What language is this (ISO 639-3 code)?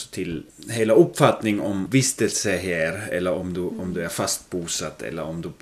swe